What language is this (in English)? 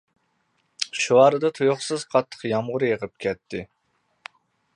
Uyghur